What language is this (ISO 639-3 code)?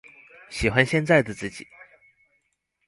zho